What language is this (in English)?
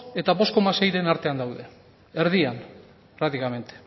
Basque